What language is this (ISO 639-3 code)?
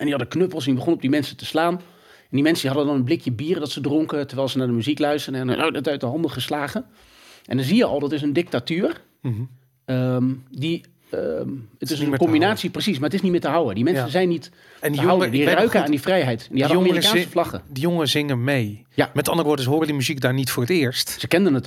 nld